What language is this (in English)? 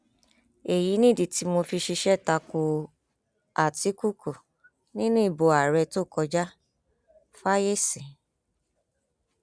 Yoruba